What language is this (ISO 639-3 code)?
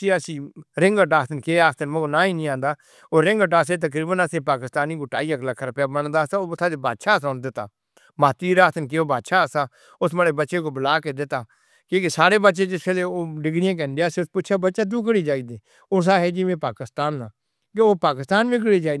hno